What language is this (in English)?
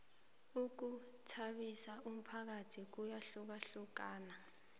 South Ndebele